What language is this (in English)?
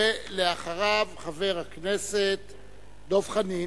Hebrew